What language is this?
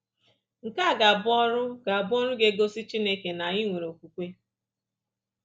Igbo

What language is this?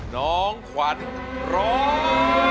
Thai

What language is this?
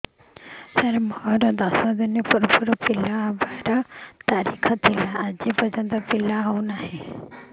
Odia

